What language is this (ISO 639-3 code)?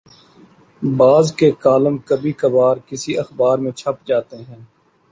urd